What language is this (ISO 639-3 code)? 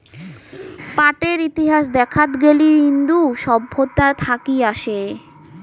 ben